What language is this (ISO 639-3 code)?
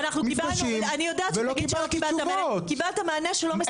heb